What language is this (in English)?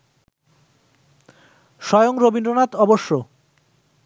Bangla